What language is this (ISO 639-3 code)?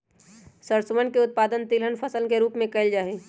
mag